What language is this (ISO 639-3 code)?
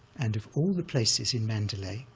eng